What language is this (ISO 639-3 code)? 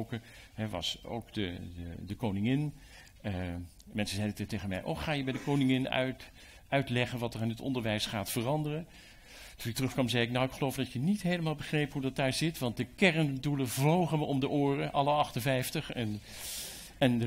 nld